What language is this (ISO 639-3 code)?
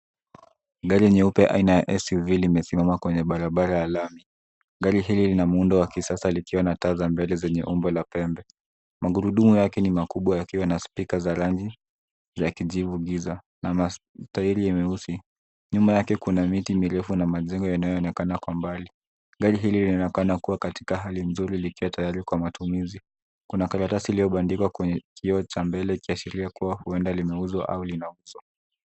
swa